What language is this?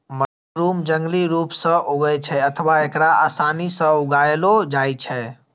Maithili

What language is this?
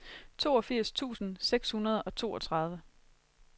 Danish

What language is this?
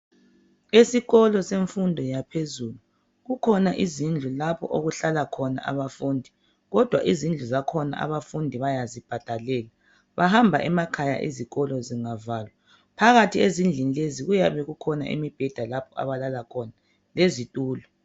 North Ndebele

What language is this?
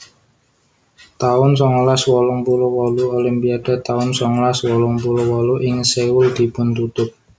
Javanese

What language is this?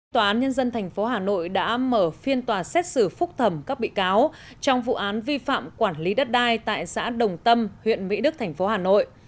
Vietnamese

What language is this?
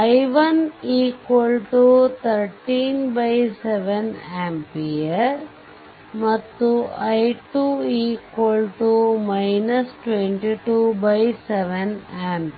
Kannada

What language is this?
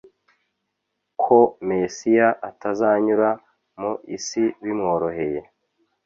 Kinyarwanda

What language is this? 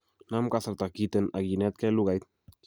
Kalenjin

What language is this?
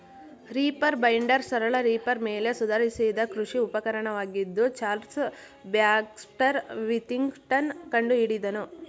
Kannada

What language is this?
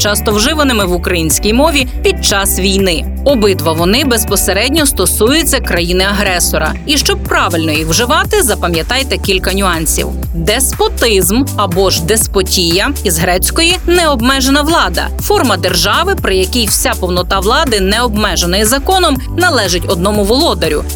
Ukrainian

